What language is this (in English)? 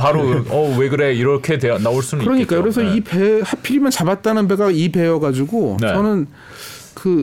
Korean